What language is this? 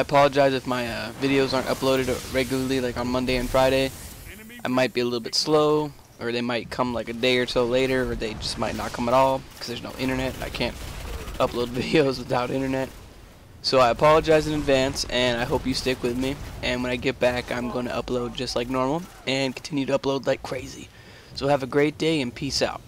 English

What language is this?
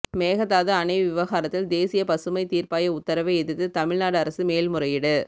Tamil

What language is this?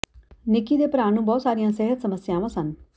Punjabi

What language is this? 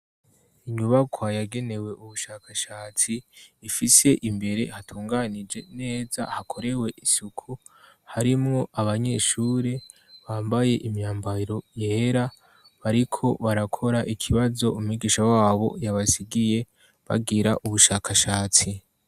Rundi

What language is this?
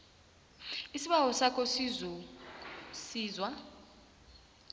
South Ndebele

